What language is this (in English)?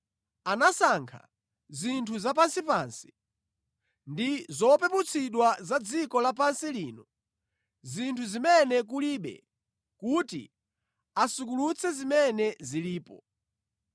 Nyanja